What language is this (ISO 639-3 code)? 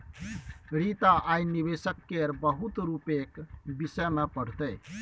mai